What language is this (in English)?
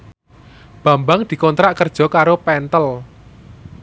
Javanese